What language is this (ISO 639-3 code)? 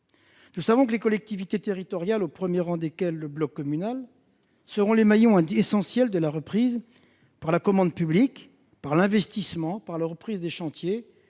fra